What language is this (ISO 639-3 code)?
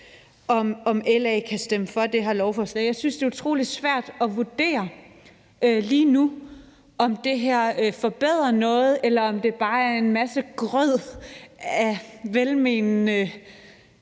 dan